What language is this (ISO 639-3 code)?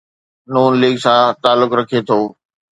snd